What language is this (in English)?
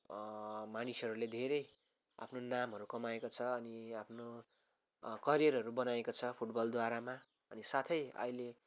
Nepali